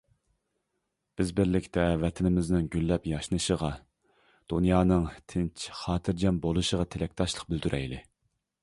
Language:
Uyghur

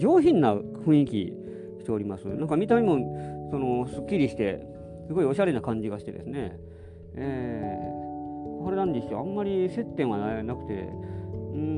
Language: Japanese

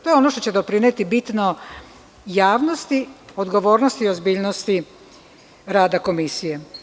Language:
Serbian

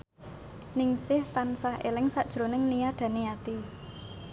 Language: Javanese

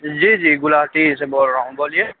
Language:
Urdu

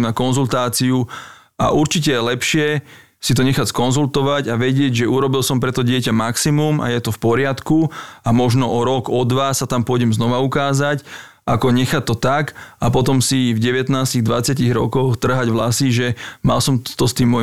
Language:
Slovak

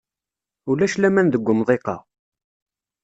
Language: Kabyle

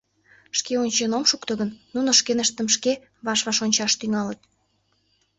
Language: Mari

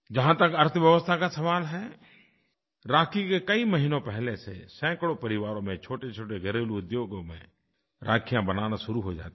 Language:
Hindi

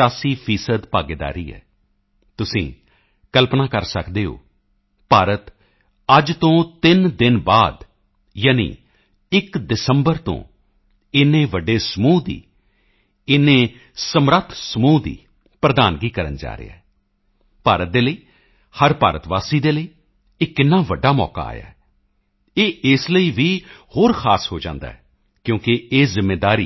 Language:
Punjabi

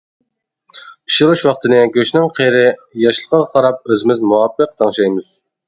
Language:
Uyghur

